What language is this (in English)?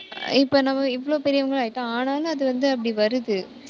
Tamil